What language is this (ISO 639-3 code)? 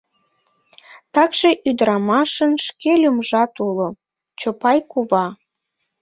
chm